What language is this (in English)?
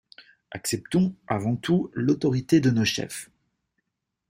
French